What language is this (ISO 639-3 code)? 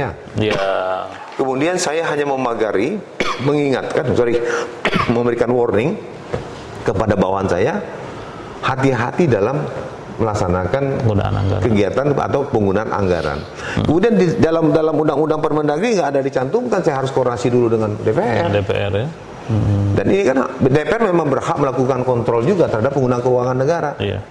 ind